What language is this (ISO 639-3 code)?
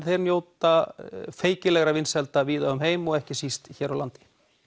isl